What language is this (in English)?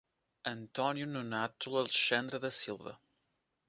Portuguese